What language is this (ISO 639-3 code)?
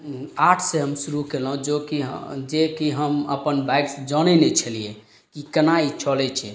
mai